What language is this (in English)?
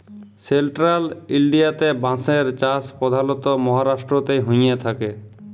Bangla